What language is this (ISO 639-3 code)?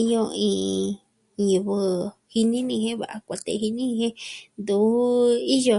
meh